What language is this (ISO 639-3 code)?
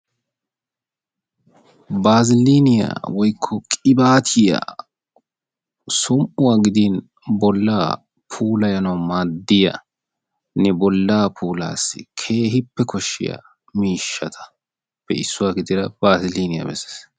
wal